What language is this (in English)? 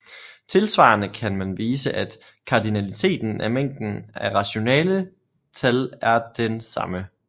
Danish